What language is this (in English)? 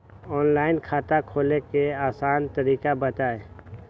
Magahi